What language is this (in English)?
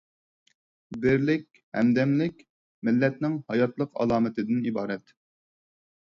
Uyghur